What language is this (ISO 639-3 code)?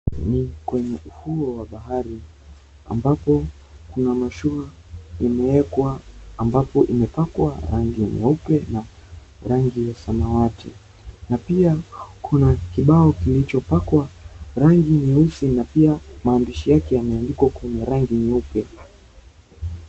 swa